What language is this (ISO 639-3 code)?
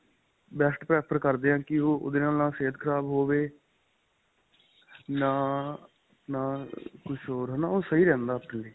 pan